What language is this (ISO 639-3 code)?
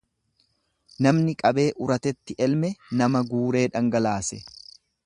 orm